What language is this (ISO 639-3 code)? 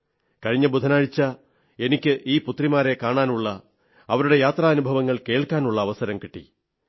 mal